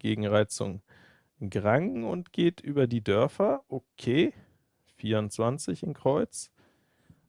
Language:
German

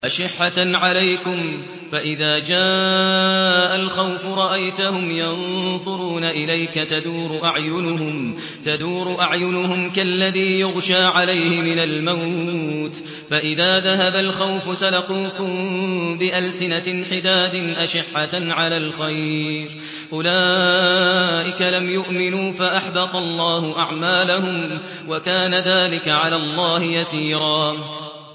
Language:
Arabic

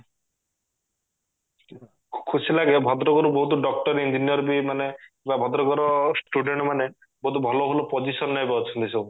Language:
Odia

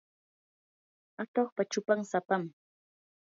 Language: Yanahuanca Pasco Quechua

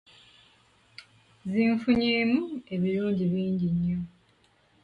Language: Ganda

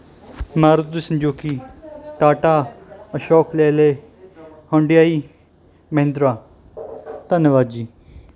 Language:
Punjabi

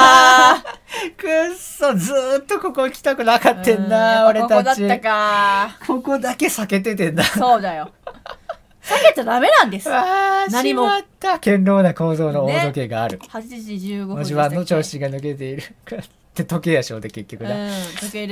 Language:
Japanese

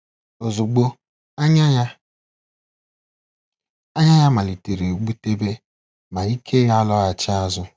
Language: Igbo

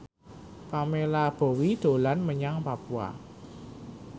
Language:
Javanese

